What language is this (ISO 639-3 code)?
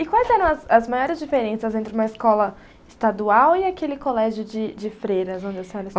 por